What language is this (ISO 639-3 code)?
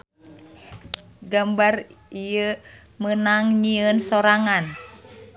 sun